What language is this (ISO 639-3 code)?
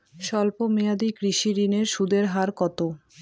ben